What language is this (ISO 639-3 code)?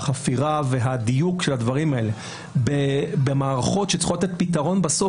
heb